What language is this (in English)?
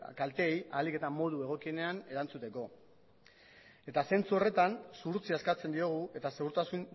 Basque